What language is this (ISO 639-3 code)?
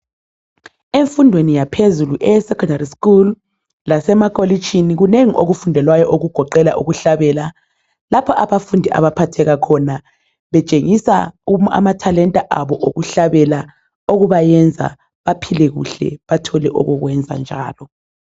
nde